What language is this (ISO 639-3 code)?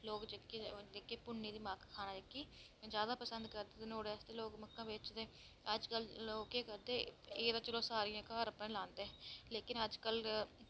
doi